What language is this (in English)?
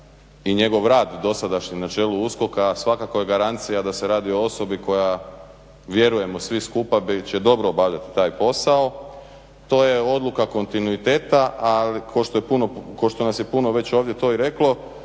Croatian